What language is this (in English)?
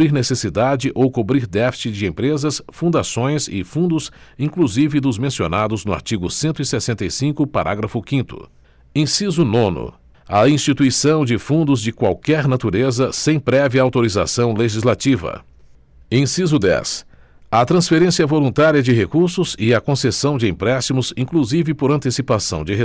Portuguese